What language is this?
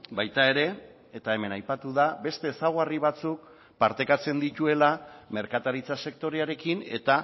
Basque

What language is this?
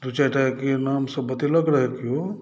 Maithili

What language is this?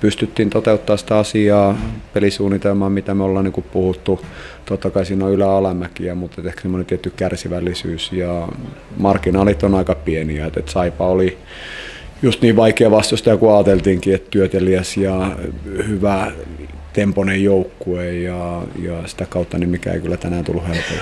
Finnish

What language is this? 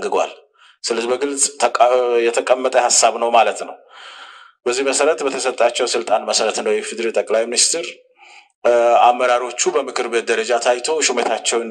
Arabic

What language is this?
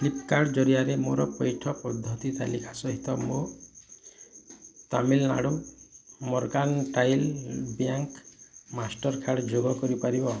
Odia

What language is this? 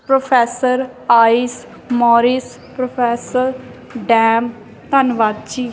Punjabi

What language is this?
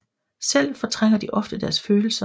Danish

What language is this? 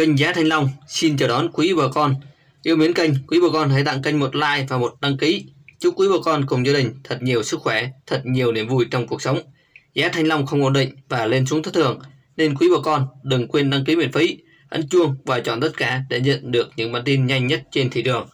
Vietnamese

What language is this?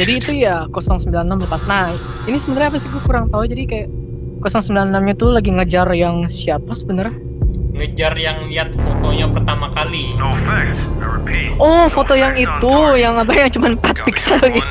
Indonesian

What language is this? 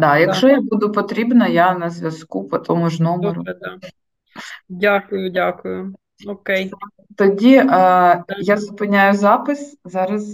Ukrainian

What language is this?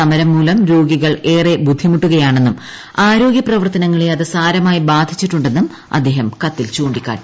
Malayalam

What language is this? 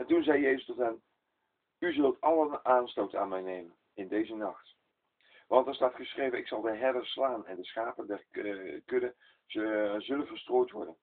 Dutch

